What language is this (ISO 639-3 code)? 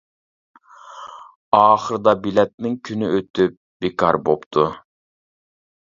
uig